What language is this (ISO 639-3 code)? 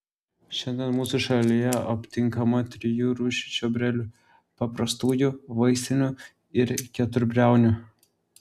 lit